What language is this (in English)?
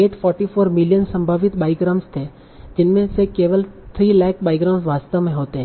Hindi